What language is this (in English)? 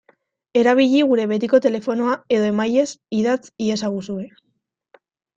Basque